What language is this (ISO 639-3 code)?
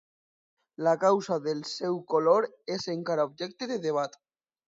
cat